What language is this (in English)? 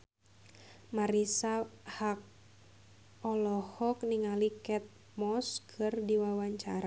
Sundanese